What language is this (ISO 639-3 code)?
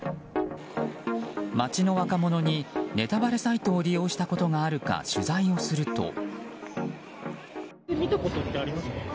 jpn